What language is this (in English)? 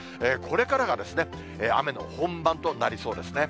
Japanese